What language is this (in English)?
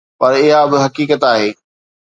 Sindhi